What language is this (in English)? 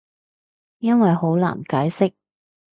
Cantonese